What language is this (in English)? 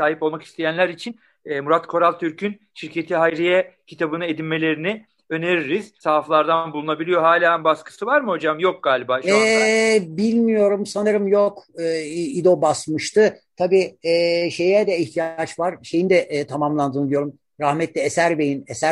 Turkish